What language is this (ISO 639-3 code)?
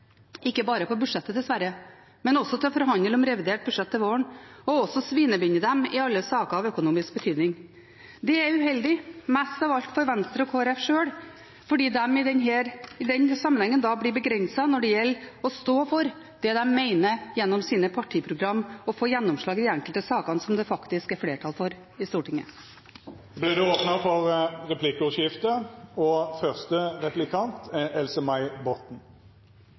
nor